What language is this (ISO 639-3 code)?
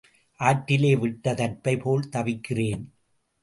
tam